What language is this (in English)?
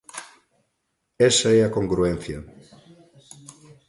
Galician